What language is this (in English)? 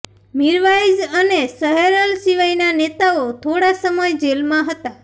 Gujarati